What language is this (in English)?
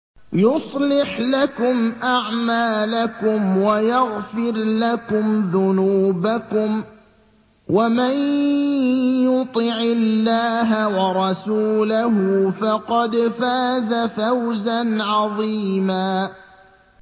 Arabic